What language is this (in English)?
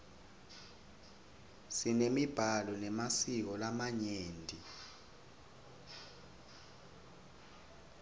Swati